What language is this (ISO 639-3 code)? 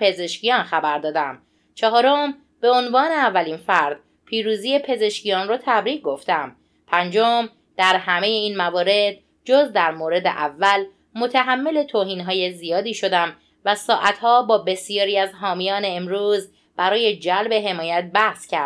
fas